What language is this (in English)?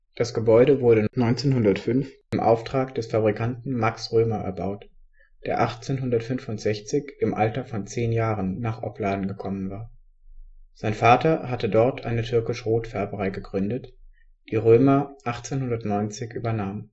German